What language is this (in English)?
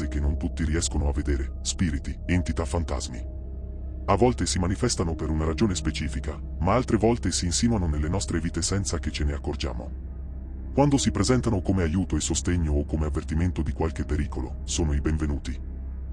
Italian